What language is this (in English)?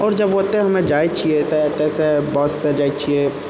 Maithili